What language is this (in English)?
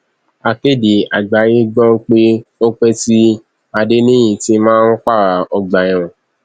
Yoruba